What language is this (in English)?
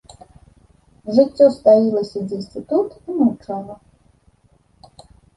Belarusian